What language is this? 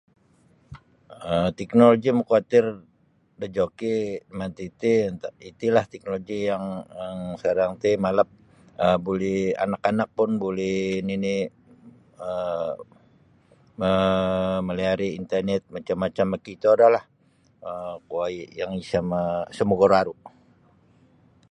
Sabah Bisaya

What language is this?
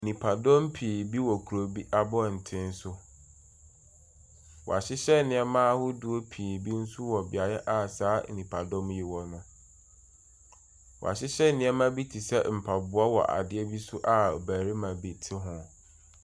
Akan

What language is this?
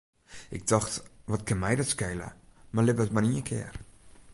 Western Frisian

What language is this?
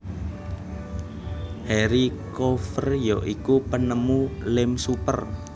Javanese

